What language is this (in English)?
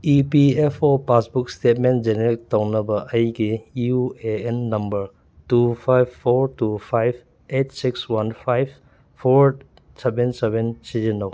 Manipuri